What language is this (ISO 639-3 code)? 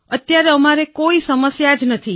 guj